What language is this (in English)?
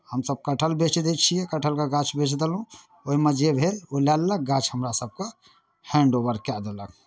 Maithili